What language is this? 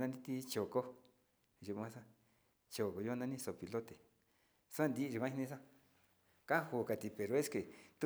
Sinicahua Mixtec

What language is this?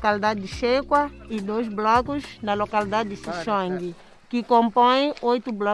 Portuguese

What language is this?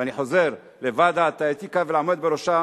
Hebrew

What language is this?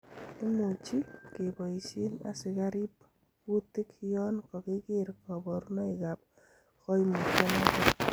Kalenjin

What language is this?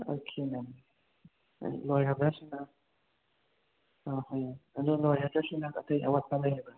Manipuri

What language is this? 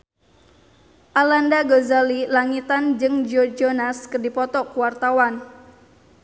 Sundanese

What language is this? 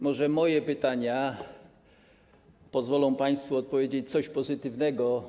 Polish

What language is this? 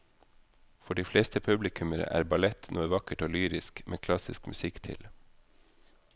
Norwegian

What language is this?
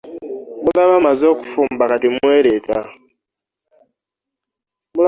Ganda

